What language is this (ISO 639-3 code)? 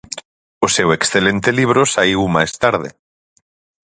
glg